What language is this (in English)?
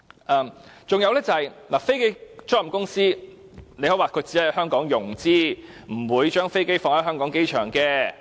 Cantonese